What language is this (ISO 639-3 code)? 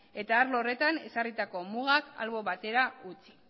eus